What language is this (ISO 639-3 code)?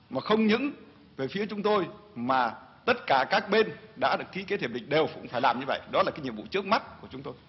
vie